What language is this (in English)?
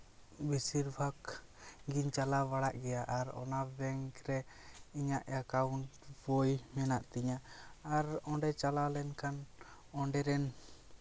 Santali